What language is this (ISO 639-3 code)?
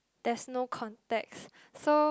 eng